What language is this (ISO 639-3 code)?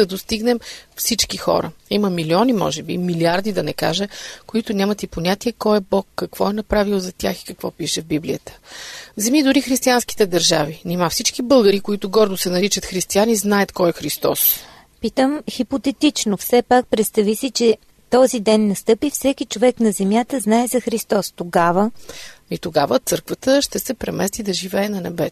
bul